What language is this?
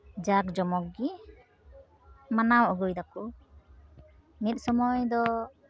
Santali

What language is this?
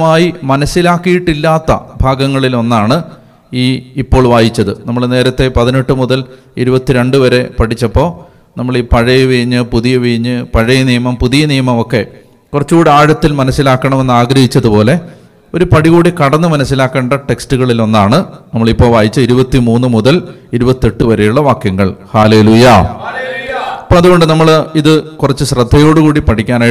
Malayalam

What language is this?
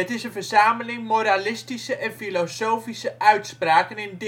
Dutch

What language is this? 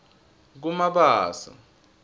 Swati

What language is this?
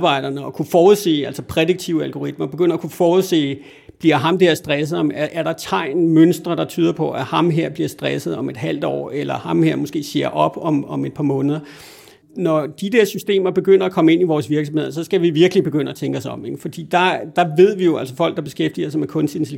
Danish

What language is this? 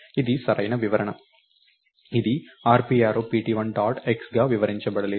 Telugu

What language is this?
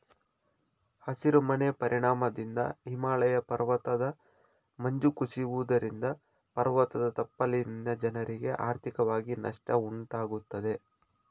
Kannada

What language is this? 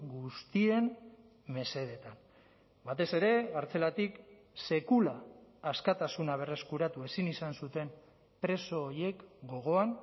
Basque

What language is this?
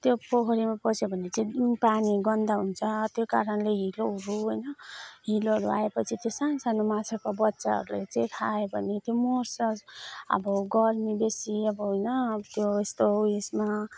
Nepali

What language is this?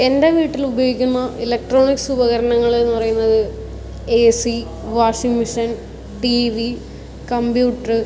Malayalam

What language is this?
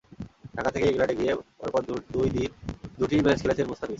Bangla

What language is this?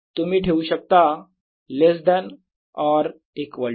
Marathi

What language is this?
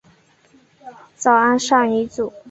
Chinese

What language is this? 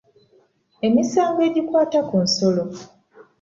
Ganda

